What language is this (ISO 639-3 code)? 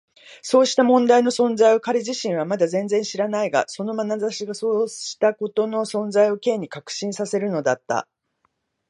jpn